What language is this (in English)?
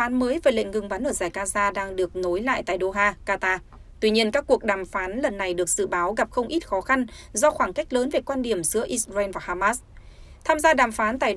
Vietnamese